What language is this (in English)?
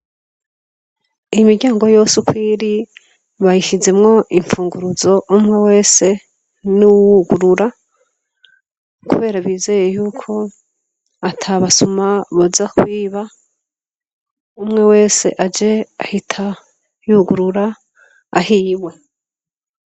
Rundi